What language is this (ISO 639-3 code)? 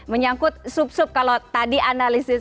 ind